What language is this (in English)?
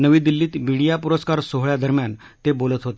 Marathi